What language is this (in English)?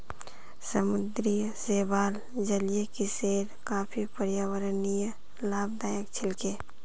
Magahi